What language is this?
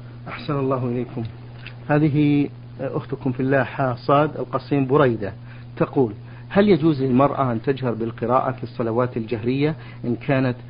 Arabic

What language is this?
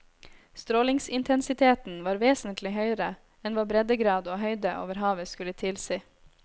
Norwegian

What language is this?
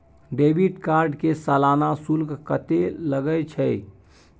Maithili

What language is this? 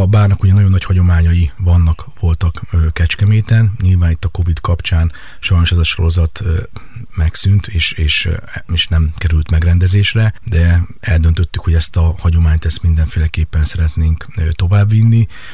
Hungarian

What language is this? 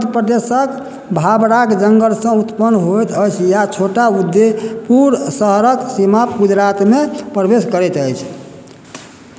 Maithili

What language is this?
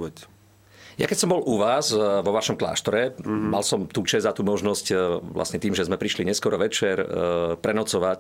Slovak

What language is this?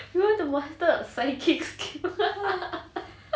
English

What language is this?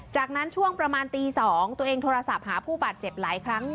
Thai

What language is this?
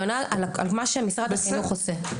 Hebrew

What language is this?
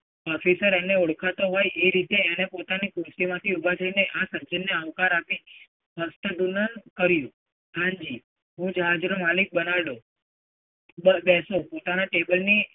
Gujarati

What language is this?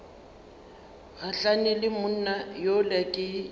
Northern Sotho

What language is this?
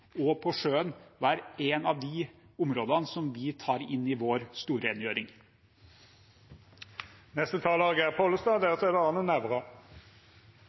Norwegian Bokmål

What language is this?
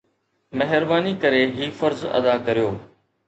Sindhi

